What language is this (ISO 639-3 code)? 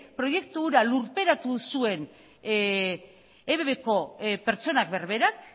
eus